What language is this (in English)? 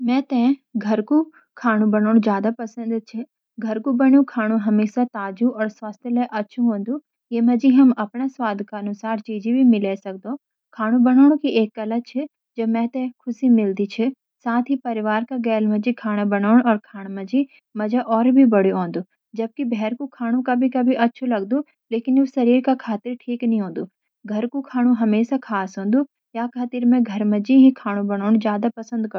Garhwali